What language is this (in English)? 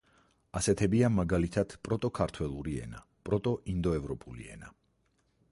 Georgian